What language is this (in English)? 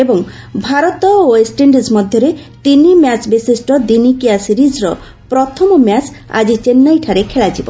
Odia